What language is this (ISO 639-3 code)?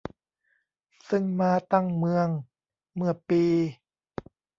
tha